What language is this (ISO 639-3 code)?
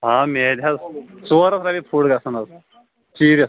kas